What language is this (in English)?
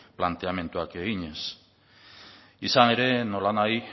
Basque